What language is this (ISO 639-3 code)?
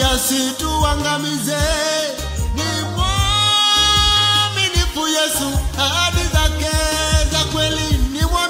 ind